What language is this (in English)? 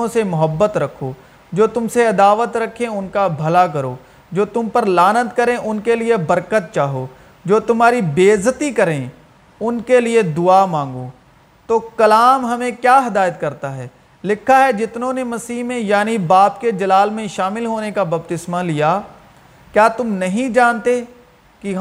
Urdu